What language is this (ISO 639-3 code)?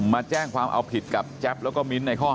tha